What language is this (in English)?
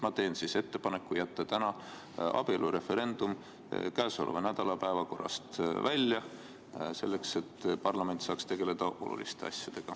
Estonian